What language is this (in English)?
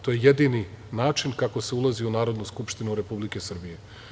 Serbian